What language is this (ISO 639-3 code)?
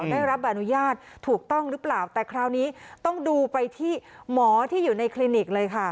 tha